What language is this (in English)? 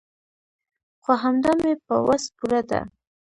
Pashto